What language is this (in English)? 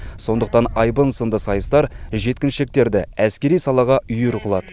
Kazakh